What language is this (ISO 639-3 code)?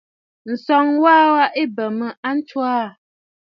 bfd